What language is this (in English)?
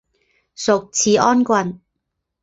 Chinese